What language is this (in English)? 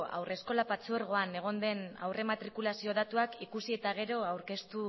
Basque